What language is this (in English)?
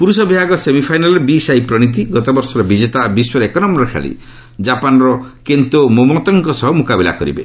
Odia